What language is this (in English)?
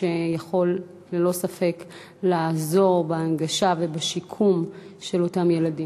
Hebrew